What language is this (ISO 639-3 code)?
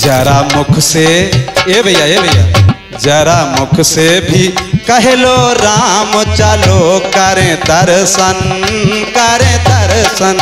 hin